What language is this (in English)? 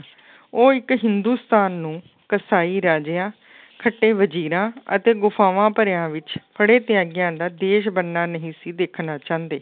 Punjabi